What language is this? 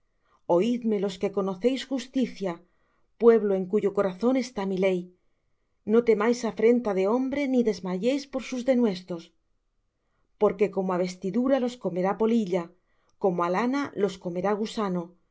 Spanish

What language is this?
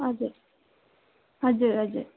Nepali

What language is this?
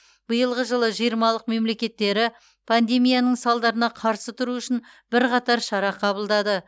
Kazakh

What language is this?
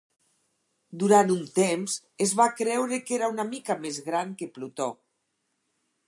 Catalan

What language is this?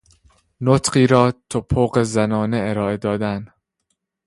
Persian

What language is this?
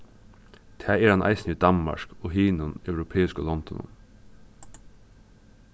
Faroese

